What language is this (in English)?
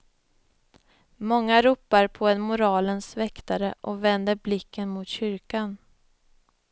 Swedish